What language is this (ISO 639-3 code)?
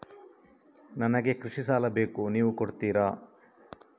kan